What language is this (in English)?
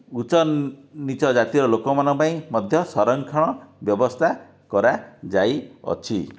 Odia